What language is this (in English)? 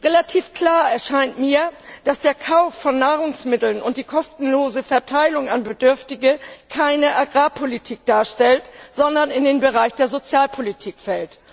German